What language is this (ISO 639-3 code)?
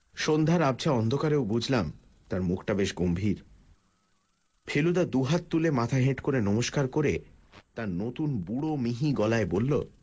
ben